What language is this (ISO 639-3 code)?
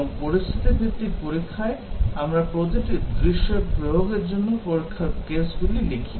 ben